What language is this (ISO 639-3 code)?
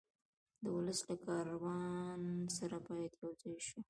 pus